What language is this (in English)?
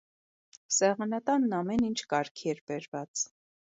Armenian